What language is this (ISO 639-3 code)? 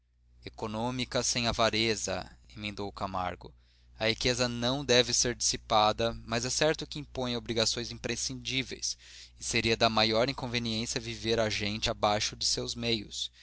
por